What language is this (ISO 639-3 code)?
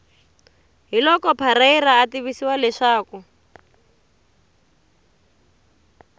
tso